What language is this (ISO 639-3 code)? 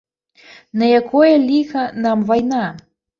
bel